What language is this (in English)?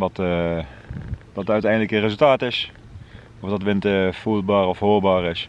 Dutch